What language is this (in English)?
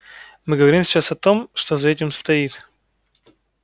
Russian